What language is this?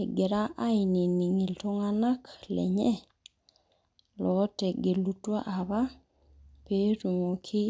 Masai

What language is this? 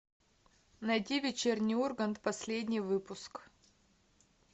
Russian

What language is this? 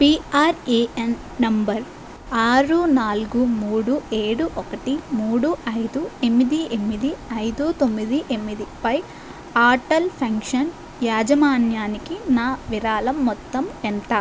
Telugu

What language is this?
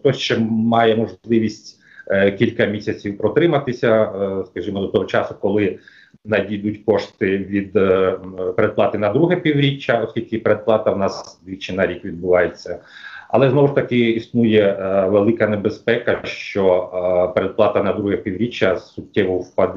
Ukrainian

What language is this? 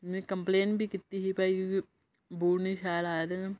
Dogri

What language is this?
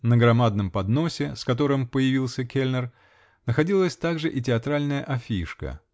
Russian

